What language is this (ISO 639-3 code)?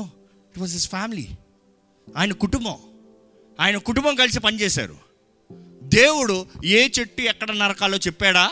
tel